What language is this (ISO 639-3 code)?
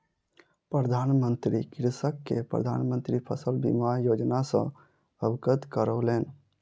mai